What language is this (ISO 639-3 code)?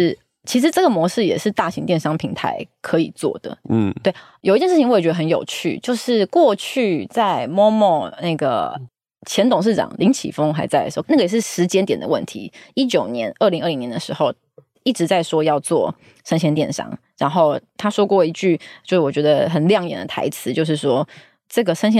zho